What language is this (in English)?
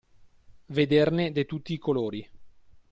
Italian